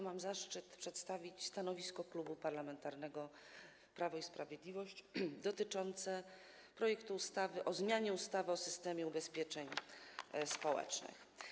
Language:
Polish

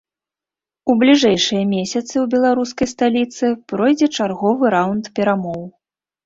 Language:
Belarusian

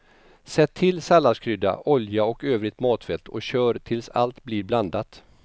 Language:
Swedish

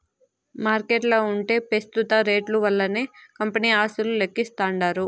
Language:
Telugu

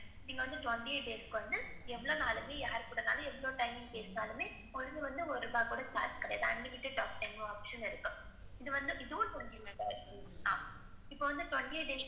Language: Tamil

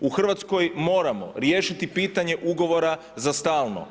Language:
Croatian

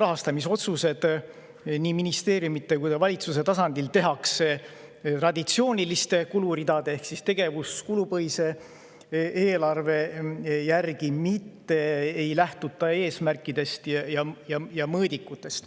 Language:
Estonian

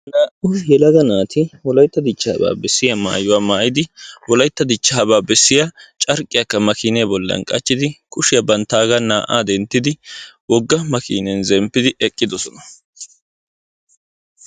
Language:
Wolaytta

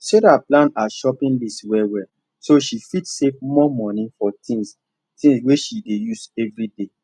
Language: Nigerian Pidgin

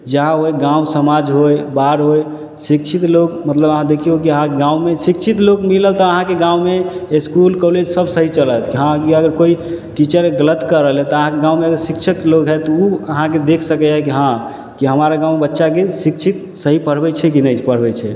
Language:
Maithili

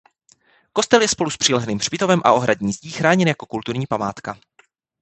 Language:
Czech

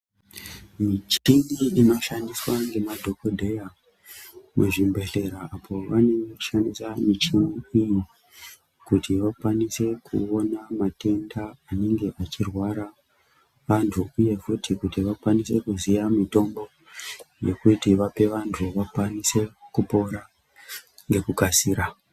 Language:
Ndau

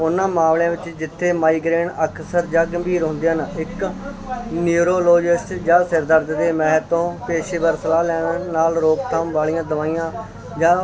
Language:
Punjabi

